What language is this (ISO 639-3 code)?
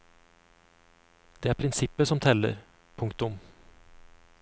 nor